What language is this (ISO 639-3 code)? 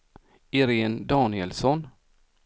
swe